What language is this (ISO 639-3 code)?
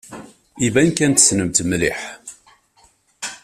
kab